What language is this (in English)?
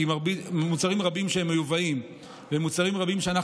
Hebrew